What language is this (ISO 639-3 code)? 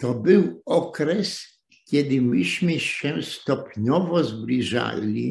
pol